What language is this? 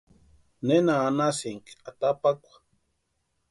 Western Highland Purepecha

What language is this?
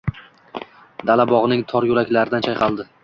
Uzbek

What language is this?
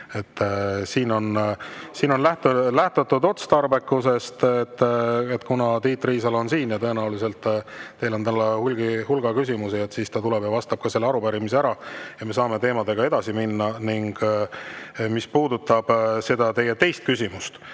Estonian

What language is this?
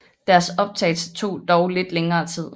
Danish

